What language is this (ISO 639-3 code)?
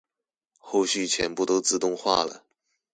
zho